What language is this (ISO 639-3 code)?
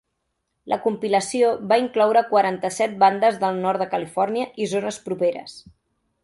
cat